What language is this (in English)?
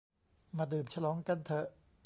Thai